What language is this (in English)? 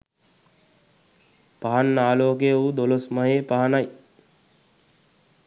Sinhala